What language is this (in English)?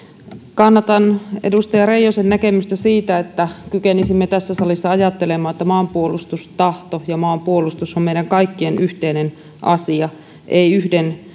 Finnish